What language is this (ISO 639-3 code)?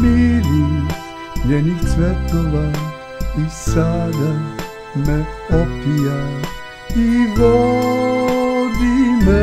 pol